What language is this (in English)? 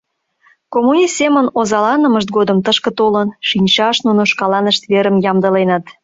Mari